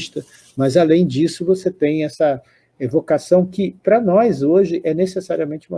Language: Portuguese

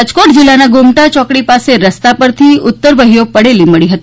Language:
Gujarati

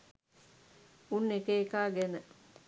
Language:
Sinhala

